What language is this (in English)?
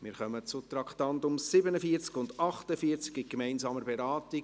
Swiss German